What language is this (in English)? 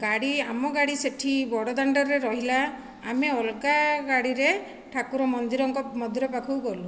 Odia